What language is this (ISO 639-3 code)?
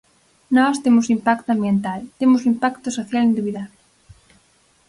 glg